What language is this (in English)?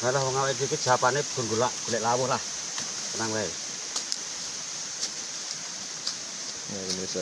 Indonesian